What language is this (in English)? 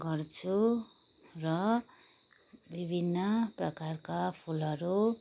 Nepali